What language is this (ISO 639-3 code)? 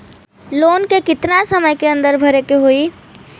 bho